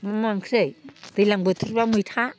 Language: Bodo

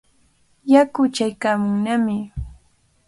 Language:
Cajatambo North Lima Quechua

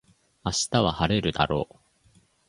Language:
Japanese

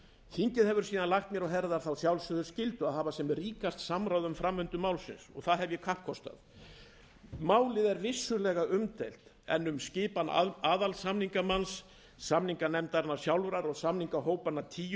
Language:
Icelandic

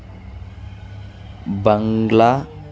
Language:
Telugu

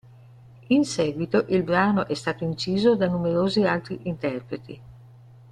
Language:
Italian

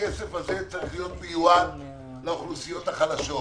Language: Hebrew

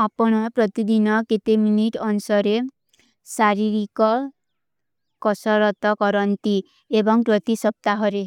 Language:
Kui (India)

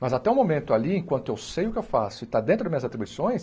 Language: Portuguese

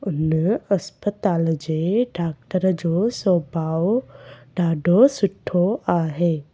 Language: Sindhi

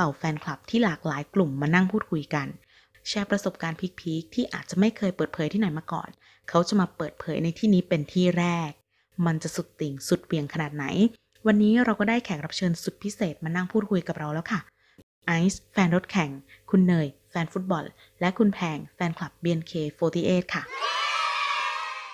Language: Thai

